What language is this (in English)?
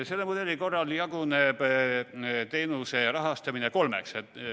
Estonian